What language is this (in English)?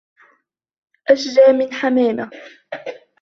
Arabic